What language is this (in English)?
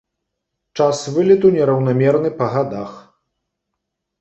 Belarusian